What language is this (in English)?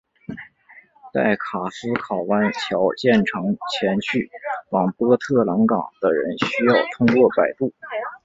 Chinese